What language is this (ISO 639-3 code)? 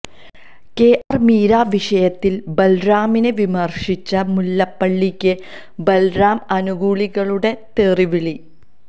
mal